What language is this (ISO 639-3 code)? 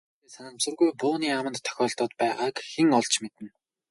mon